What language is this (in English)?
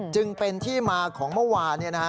Thai